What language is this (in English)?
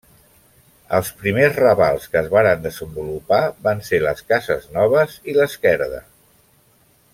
Catalan